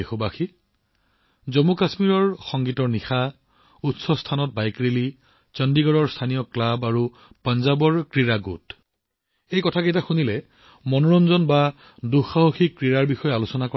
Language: Assamese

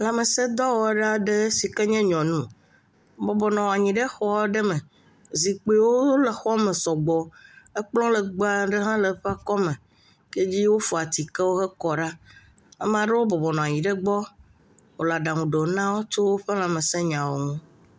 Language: Ewe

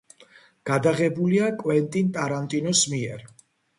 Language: Georgian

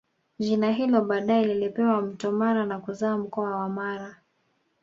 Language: Swahili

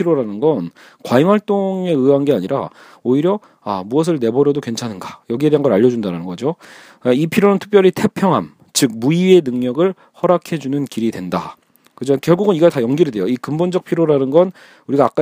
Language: Korean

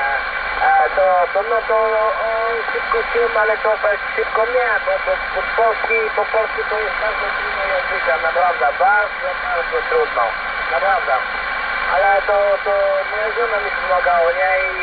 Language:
Polish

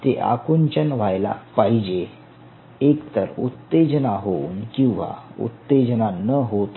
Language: Marathi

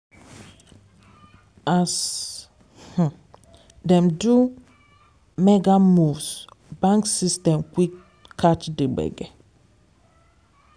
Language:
Nigerian Pidgin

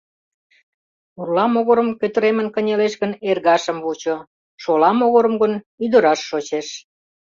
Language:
Mari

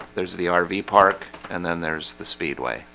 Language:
English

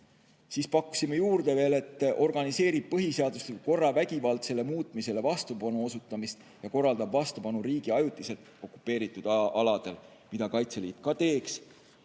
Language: Estonian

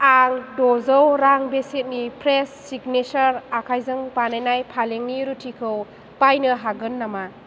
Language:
Bodo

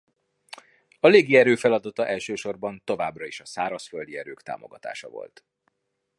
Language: Hungarian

